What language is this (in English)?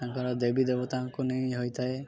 Odia